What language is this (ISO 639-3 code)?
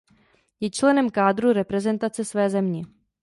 ces